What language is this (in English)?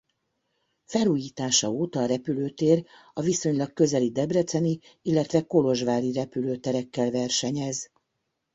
Hungarian